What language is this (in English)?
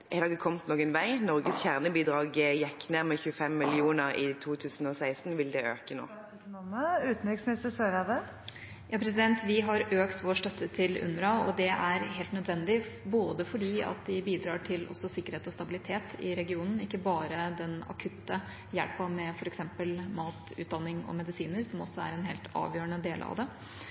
Norwegian Bokmål